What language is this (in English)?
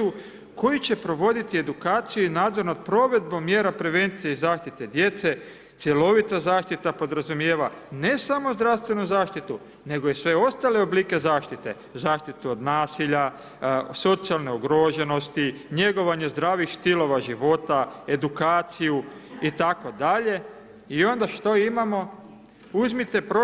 Croatian